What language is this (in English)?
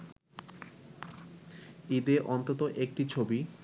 Bangla